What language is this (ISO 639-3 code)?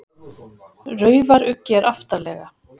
isl